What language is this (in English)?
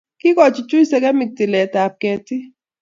Kalenjin